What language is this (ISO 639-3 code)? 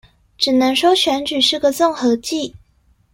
zho